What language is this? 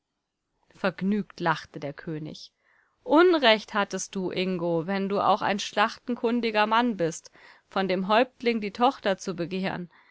German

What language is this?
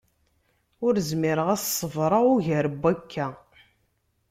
Kabyle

